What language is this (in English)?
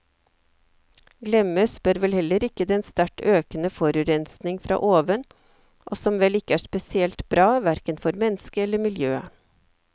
Norwegian